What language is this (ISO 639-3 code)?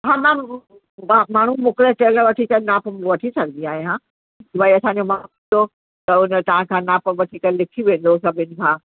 snd